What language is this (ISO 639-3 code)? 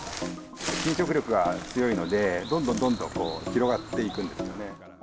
jpn